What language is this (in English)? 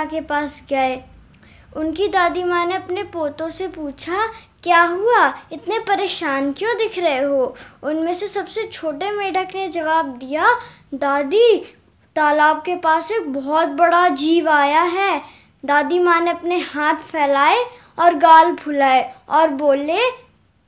Hindi